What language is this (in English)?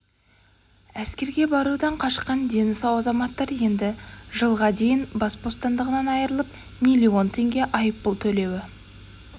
Kazakh